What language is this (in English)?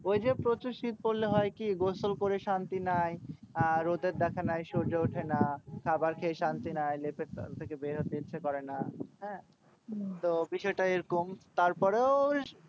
Bangla